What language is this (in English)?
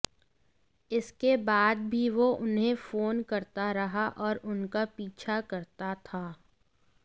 Hindi